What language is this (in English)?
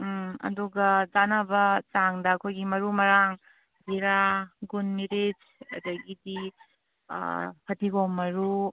Manipuri